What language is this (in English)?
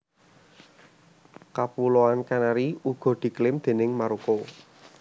Javanese